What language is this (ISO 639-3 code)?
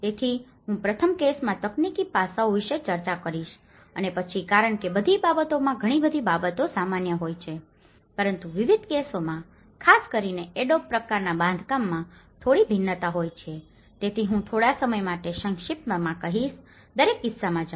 guj